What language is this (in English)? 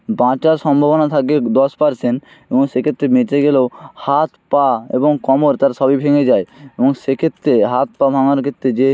Bangla